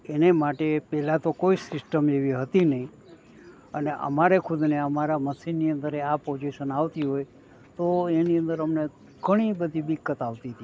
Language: Gujarati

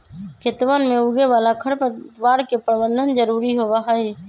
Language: Magahi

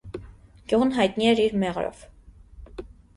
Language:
Armenian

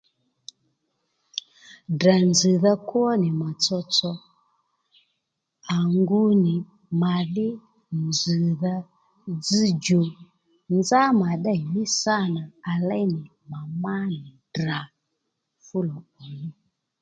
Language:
Lendu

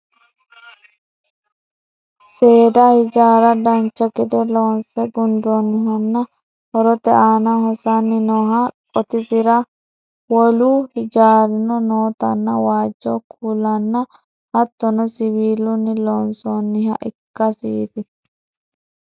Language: Sidamo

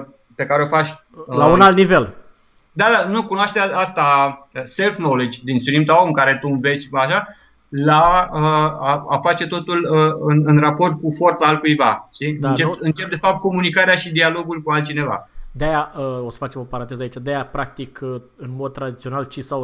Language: Romanian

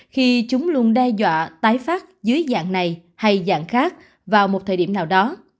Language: Vietnamese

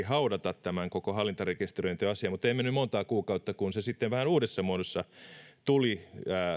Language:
Finnish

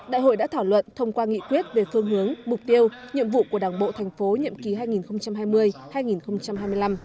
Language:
Vietnamese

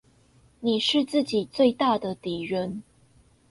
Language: Chinese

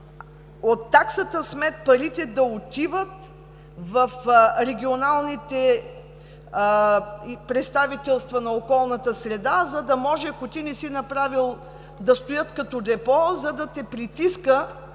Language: Bulgarian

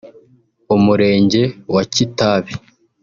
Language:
Kinyarwanda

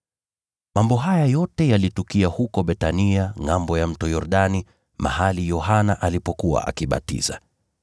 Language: Swahili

